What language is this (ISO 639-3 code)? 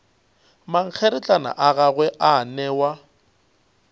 nso